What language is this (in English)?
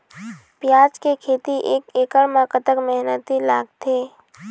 Chhattisgarhi